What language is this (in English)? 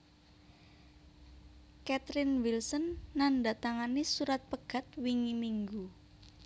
Javanese